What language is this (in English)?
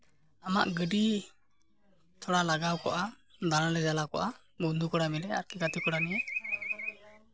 Santali